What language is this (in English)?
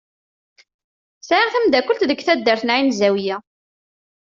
Kabyle